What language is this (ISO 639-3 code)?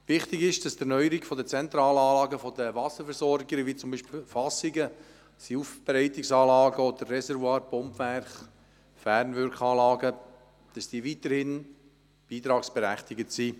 gsw